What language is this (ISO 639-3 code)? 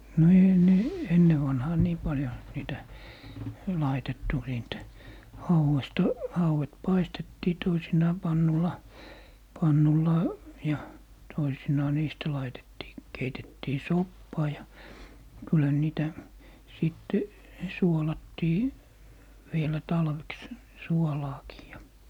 fin